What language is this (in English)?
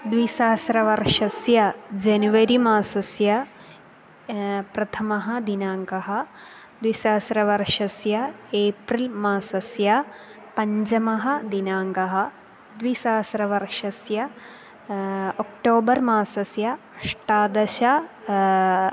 Sanskrit